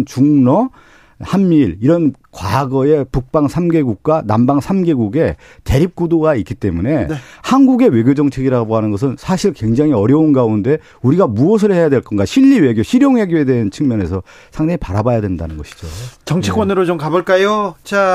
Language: Korean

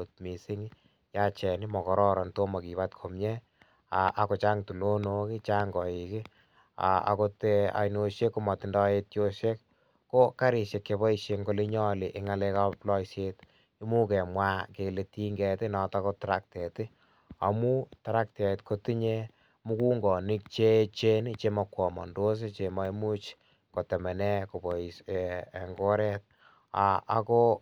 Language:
Kalenjin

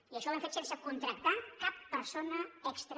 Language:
Catalan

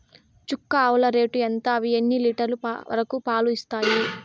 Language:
Telugu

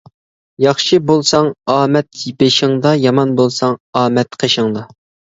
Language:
Uyghur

